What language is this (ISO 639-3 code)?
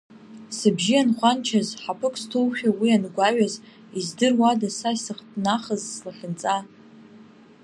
abk